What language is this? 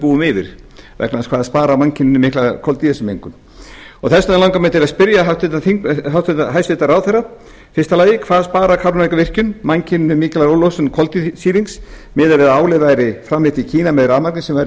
Icelandic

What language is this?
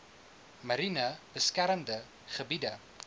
Afrikaans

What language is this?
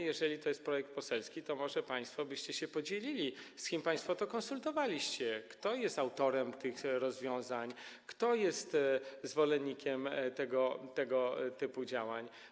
Polish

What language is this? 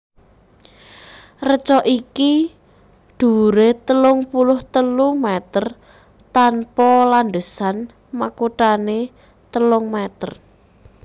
Javanese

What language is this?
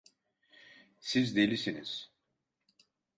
Turkish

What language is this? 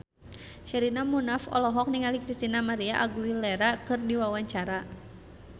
Sundanese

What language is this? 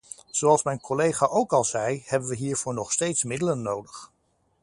Dutch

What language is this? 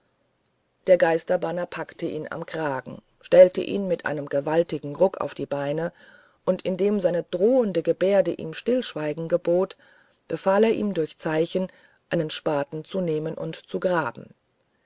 German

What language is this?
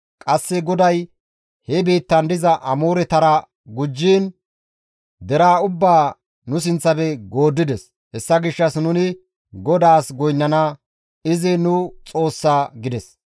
Gamo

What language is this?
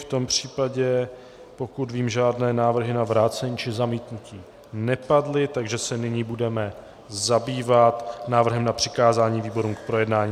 Czech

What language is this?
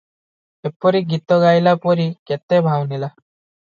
Odia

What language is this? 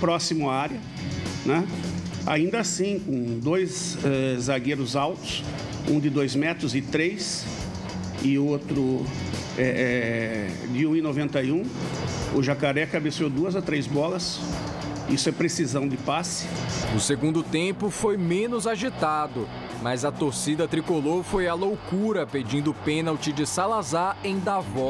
Portuguese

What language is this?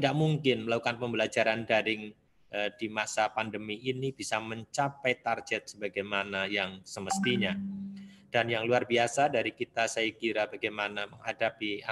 Indonesian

